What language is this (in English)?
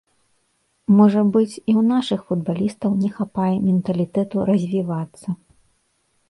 Belarusian